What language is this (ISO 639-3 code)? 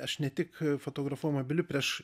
lit